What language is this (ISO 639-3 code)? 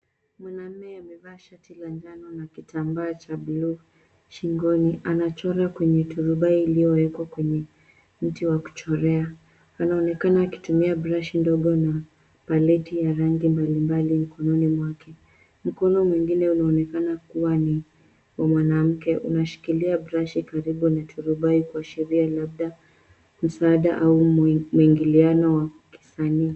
swa